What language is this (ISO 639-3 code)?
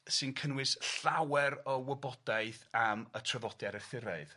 cym